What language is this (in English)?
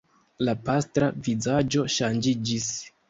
Esperanto